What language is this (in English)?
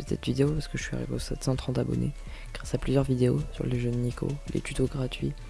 French